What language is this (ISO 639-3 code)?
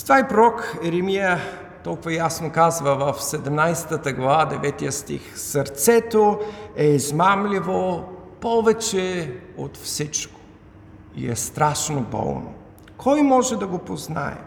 bul